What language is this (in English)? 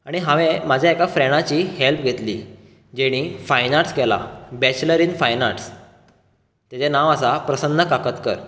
Konkani